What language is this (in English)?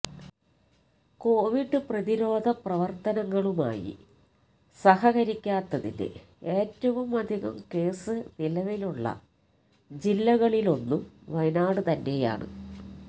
Malayalam